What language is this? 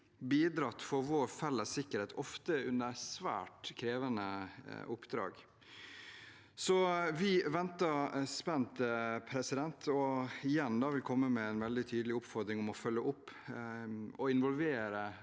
Norwegian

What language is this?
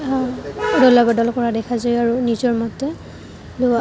Assamese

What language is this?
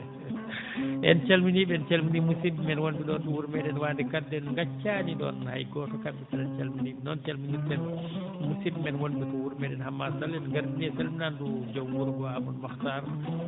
Fula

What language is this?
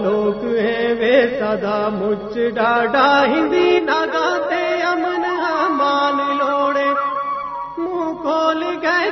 Urdu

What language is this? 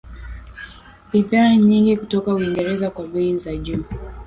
Swahili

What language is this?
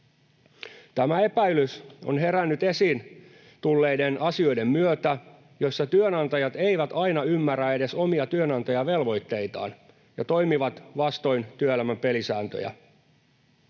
Finnish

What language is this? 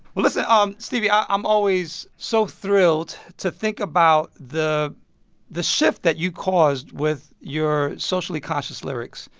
English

